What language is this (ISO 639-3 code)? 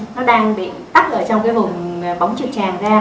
vie